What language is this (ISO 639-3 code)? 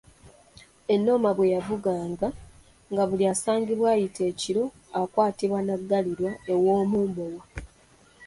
lug